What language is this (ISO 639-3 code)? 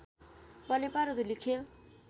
nep